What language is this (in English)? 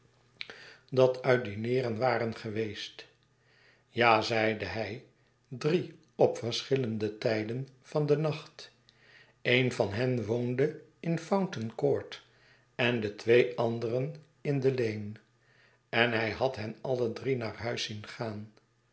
Dutch